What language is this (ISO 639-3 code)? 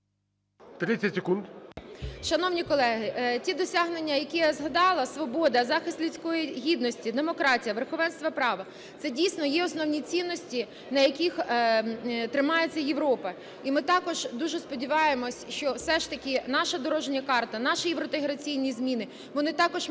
ukr